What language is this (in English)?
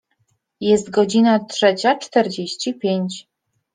Polish